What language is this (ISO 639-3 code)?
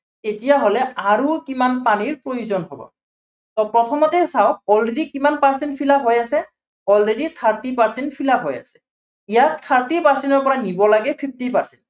asm